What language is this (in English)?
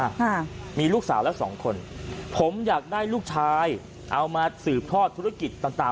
Thai